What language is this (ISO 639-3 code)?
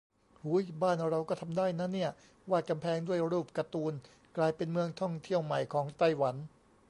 tha